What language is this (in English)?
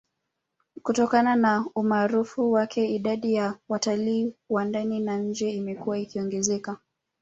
Swahili